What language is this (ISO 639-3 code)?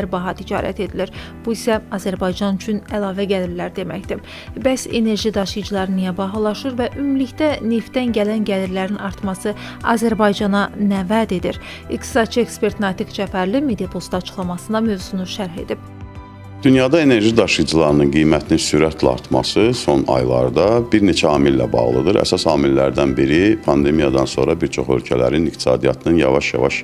tur